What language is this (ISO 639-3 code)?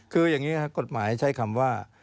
tha